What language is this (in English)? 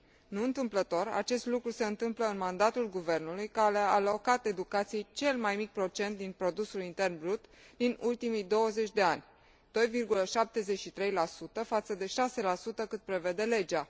Romanian